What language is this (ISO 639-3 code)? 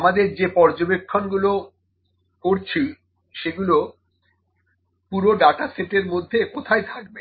ben